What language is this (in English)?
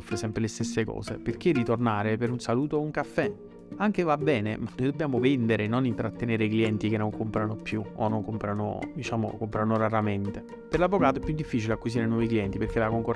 Italian